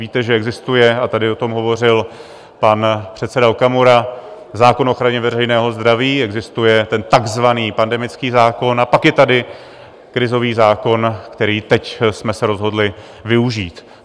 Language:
Czech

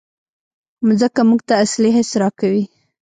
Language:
Pashto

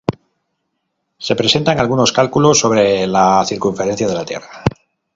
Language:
Spanish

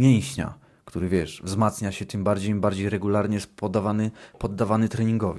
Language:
Polish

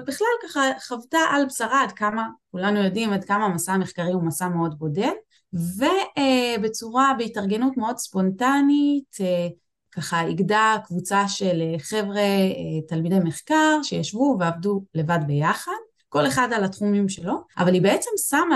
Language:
Hebrew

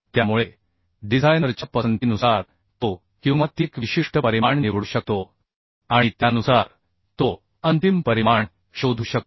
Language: Marathi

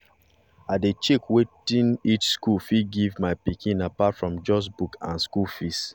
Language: Nigerian Pidgin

